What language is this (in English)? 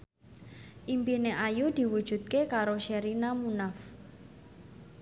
Javanese